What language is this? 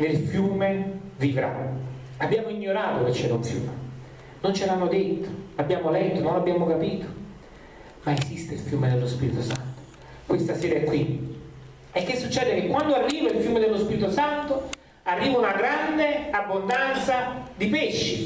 Italian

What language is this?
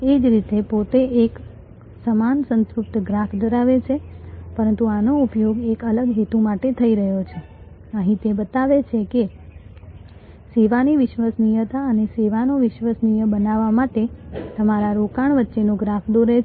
Gujarati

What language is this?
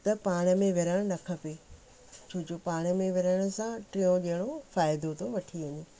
Sindhi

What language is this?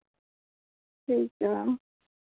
Dogri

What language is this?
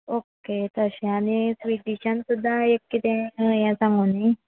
Konkani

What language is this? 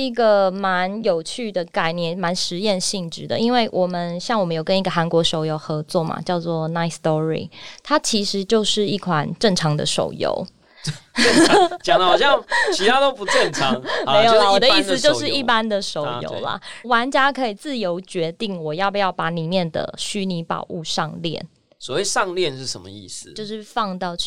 Chinese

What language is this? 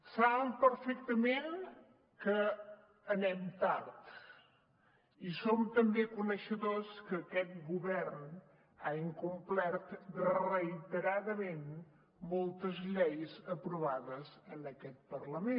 Catalan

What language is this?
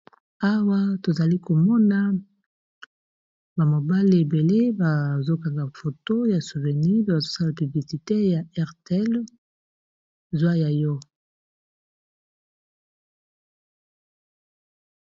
Lingala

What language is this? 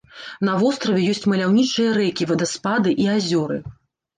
Belarusian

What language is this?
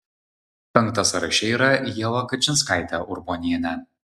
Lithuanian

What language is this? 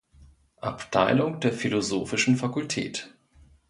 German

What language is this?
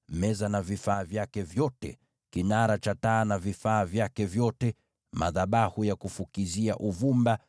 Swahili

